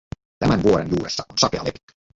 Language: Finnish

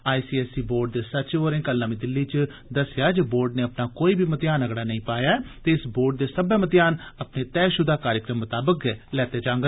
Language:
Dogri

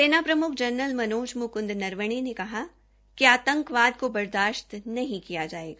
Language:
Hindi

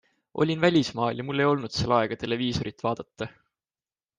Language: Estonian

